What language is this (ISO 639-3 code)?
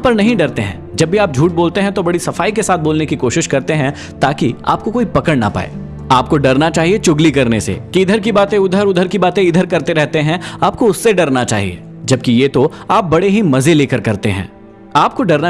hin